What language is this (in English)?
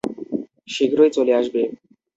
Bangla